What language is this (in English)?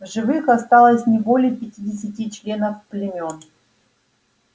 Russian